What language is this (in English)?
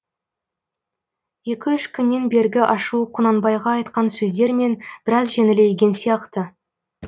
Kazakh